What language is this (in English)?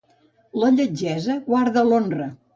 Catalan